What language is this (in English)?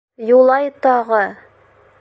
Bashkir